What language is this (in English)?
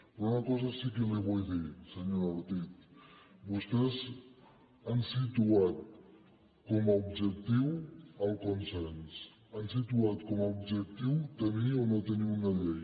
Catalan